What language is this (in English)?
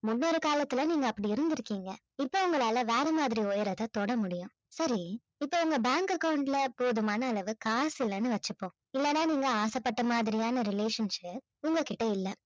Tamil